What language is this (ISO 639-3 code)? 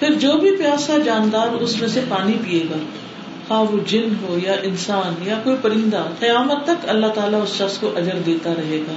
urd